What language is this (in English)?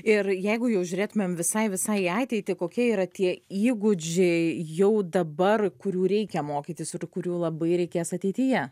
Lithuanian